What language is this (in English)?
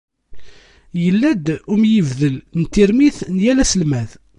Kabyle